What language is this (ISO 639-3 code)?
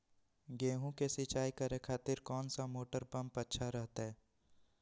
mag